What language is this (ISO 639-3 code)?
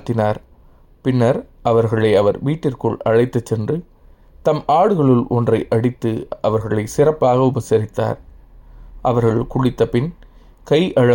tam